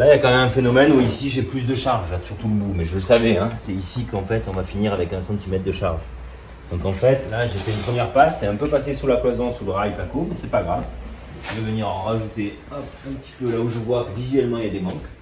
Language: French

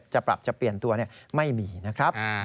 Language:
Thai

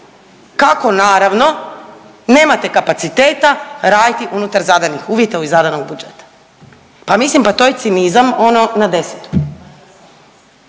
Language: Croatian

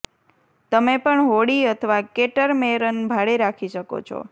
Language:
Gujarati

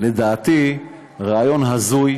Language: Hebrew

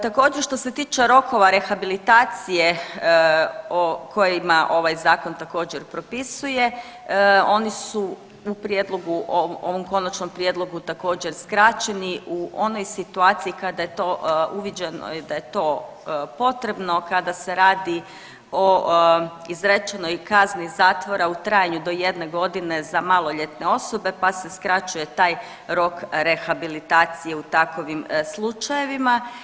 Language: Croatian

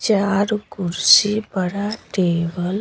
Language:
Hindi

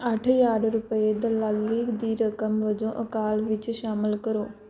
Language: Punjabi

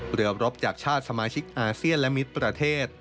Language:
Thai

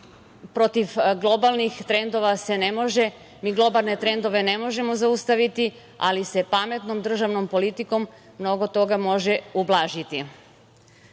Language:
Serbian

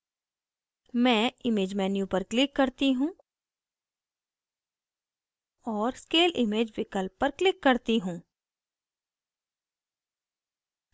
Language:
Hindi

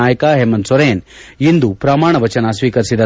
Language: Kannada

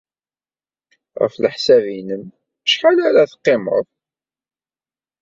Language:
Kabyle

